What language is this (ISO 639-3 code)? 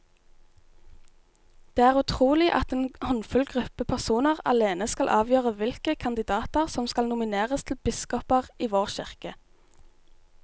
nor